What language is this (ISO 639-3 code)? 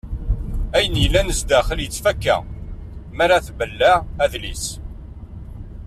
kab